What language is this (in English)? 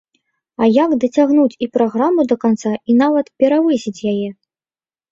Belarusian